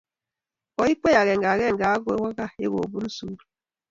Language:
Kalenjin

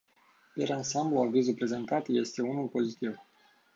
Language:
Romanian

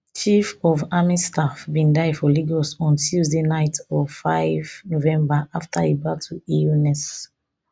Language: Nigerian Pidgin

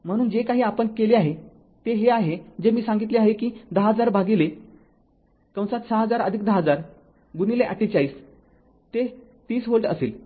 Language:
Marathi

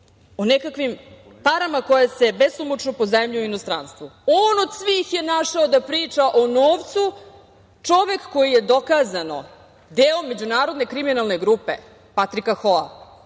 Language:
Serbian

